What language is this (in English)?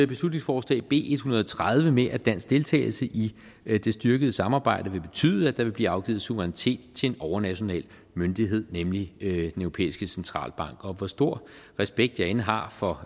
Danish